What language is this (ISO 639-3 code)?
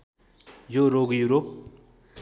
nep